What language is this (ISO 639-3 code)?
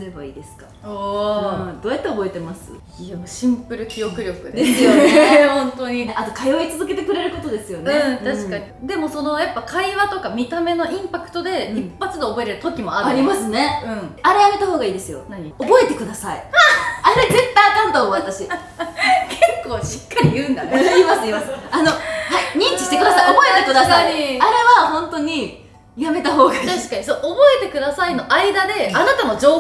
jpn